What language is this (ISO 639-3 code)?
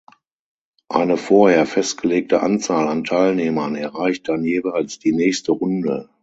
deu